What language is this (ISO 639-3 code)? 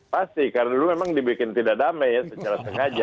ind